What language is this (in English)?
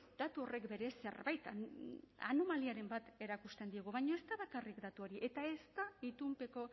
Basque